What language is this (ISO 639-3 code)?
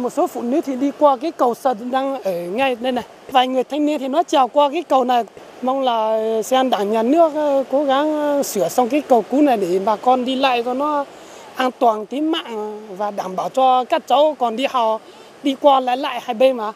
vie